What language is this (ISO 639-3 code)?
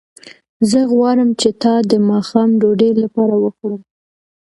pus